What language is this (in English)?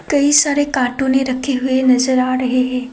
Hindi